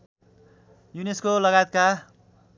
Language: Nepali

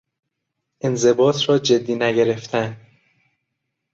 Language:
Persian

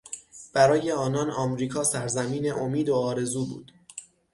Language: Persian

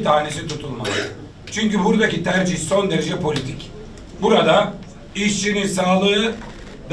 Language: Turkish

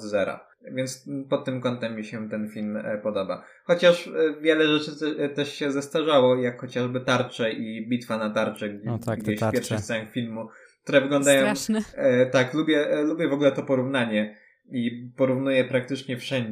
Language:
Polish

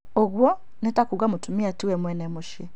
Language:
Kikuyu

